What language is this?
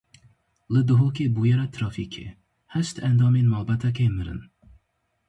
Kurdish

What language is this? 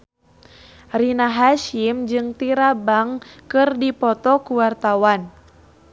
Sundanese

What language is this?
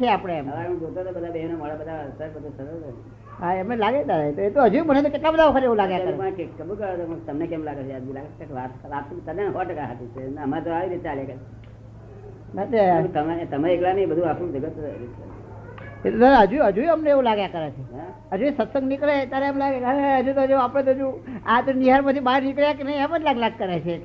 Gujarati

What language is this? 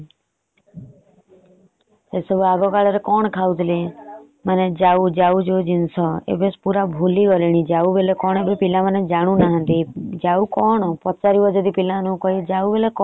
Odia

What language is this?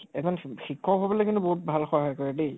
Assamese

